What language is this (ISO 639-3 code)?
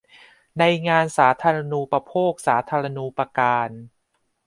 tha